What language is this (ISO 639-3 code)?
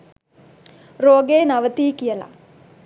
sin